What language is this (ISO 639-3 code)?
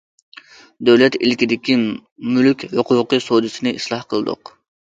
uig